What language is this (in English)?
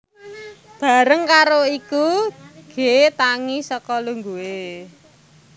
Javanese